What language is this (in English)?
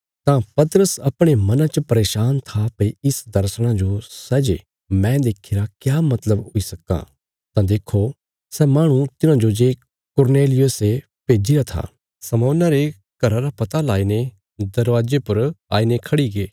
Bilaspuri